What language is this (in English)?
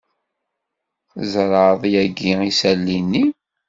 Kabyle